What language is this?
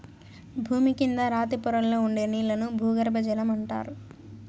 Telugu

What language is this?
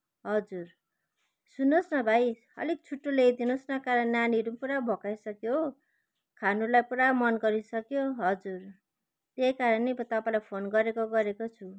Nepali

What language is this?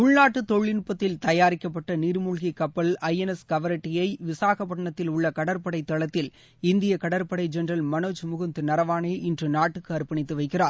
Tamil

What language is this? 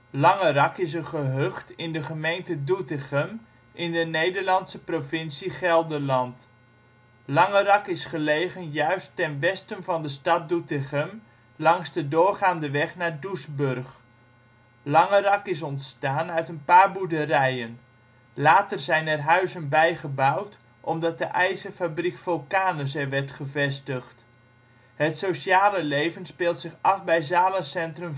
Dutch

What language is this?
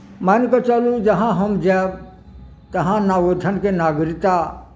Maithili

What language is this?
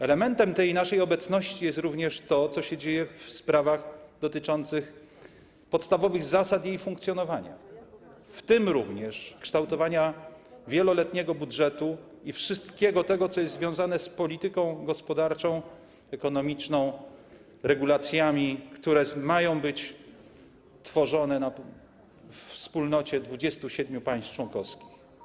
Polish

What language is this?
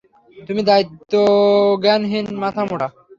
Bangla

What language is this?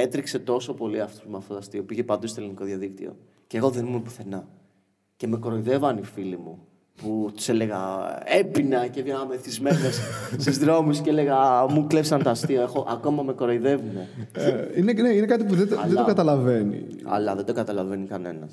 Greek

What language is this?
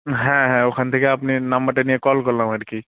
Bangla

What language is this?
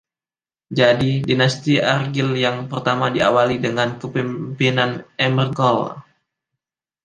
Indonesian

